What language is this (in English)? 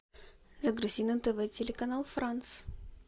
Russian